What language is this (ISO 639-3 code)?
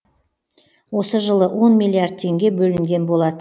kaz